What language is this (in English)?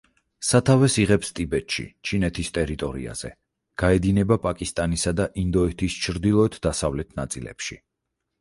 Georgian